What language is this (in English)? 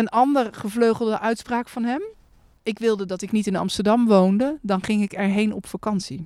Dutch